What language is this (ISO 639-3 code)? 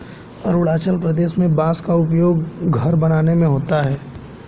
hin